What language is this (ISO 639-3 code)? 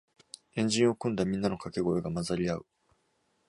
jpn